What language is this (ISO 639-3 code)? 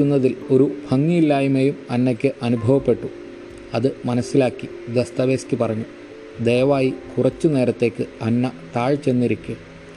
mal